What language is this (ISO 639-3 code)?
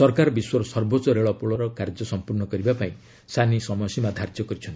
ori